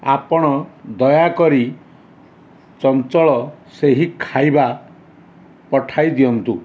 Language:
Odia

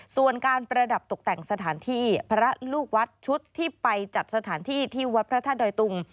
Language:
Thai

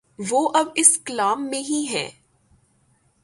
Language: Urdu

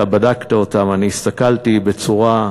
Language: Hebrew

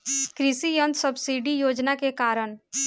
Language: Bhojpuri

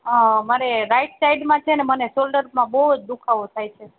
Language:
Gujarati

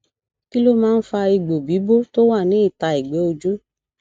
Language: Yoruba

